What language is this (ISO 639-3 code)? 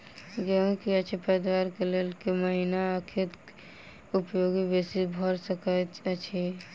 mai